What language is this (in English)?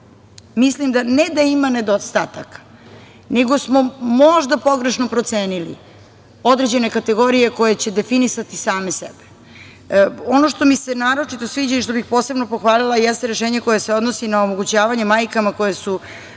Serbian